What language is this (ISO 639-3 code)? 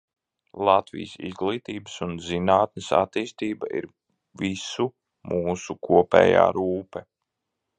lav